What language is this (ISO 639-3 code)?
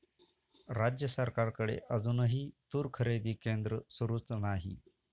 mar